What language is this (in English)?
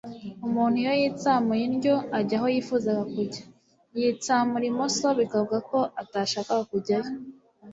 Kinyarwanda